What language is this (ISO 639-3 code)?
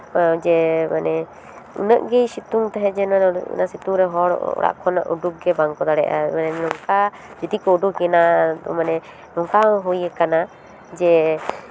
sat